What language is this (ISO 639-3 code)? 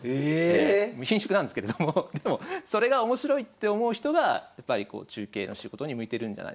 jpn